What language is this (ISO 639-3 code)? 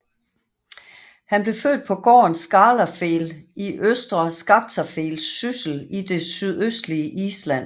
dan